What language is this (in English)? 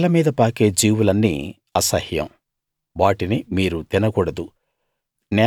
Telugu